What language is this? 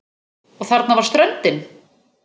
Icelandic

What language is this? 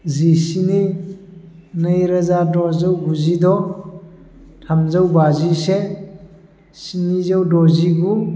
Bodo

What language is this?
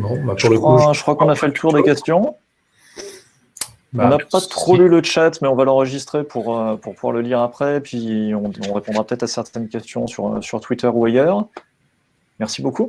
French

